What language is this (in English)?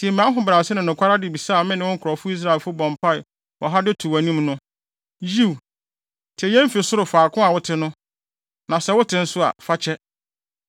Akan